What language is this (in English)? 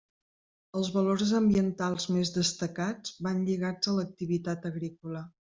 Catalan